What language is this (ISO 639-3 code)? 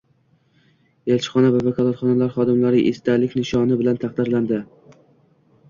uzb